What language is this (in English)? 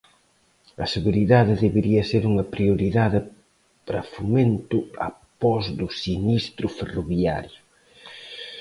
Galician